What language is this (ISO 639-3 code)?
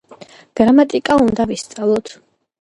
kat